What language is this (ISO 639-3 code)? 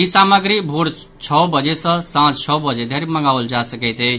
mai